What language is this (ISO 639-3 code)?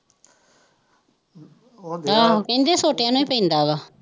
pan